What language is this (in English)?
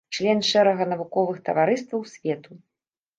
Belarusian